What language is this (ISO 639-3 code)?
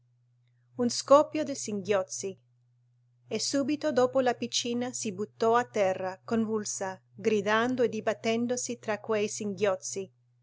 ita